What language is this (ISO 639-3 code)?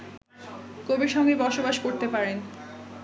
ben